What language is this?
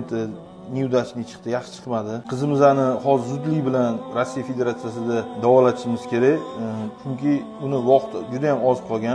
Turkish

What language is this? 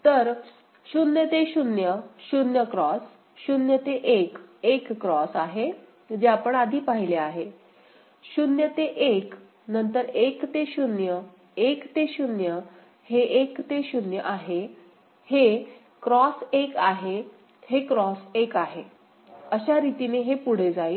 Marathi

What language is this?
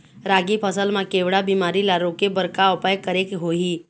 Chhattisgarhi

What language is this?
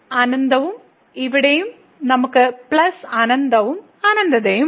Malayalam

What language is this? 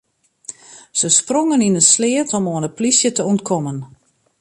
Western Frisian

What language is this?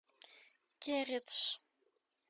Russian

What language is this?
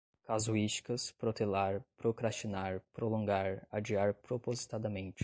Portuguese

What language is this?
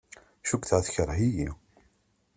Kabyle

